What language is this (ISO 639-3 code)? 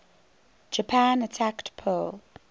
eng